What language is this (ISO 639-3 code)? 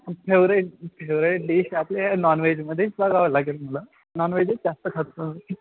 mar